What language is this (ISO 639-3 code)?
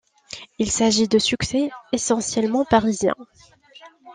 fra